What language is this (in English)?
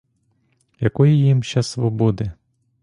Ukrainian